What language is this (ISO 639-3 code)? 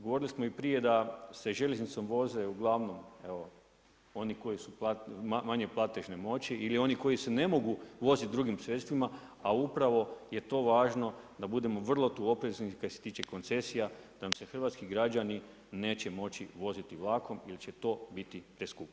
hrv